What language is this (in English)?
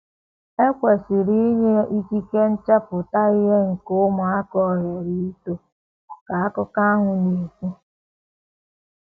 Igbo